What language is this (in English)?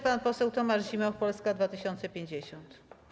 Polish